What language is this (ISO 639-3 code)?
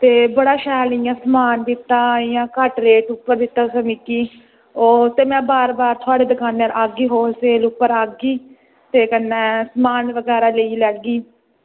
doi